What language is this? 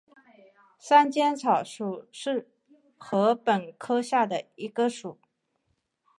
Chinese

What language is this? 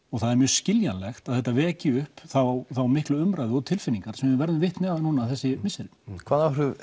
Icelandic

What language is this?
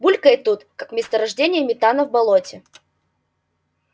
Russian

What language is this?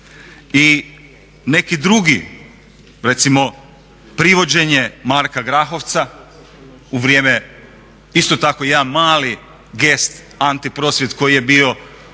Croatian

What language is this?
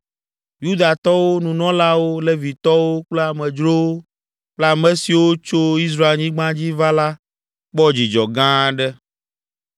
Ewe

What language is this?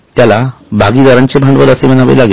Marathi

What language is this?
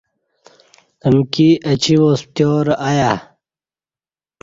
Kati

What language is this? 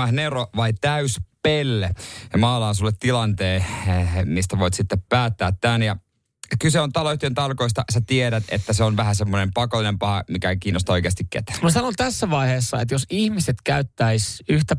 Finnish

